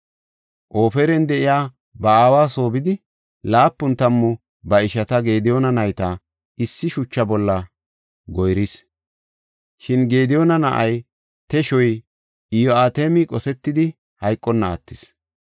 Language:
Gofa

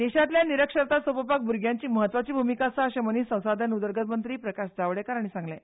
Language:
Konkani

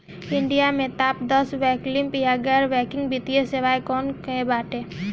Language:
Bhojpuri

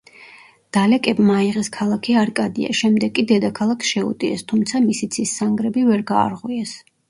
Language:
Georgian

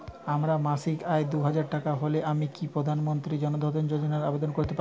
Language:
Bangla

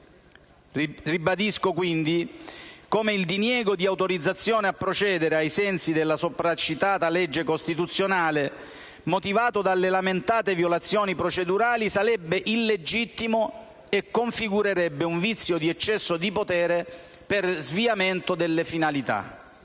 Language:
Italian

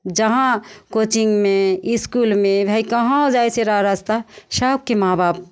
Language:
Maithili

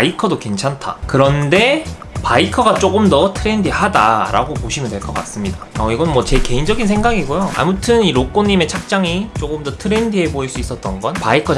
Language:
Korean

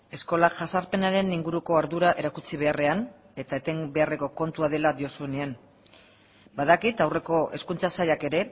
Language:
Basque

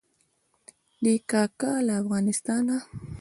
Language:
Pashto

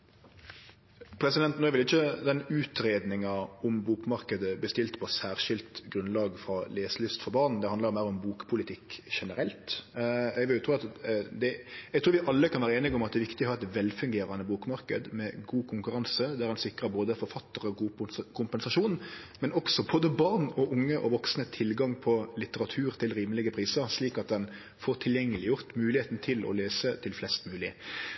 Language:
Norwegian Nynorsk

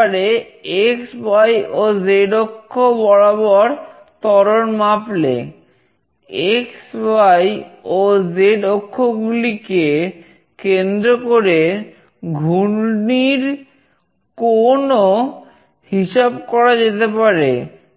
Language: Bangla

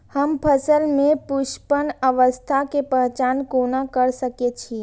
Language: Maithili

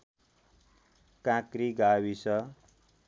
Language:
Nepali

